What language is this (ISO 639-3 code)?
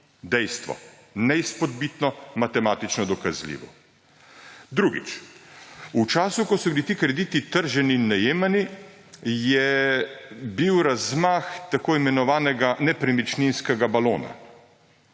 slv